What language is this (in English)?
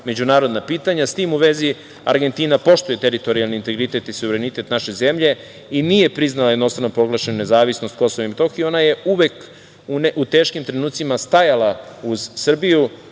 Serbian